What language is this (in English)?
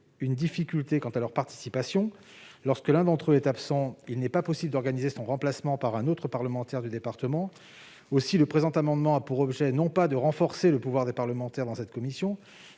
French